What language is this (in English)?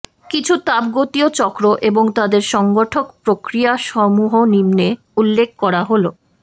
Bangla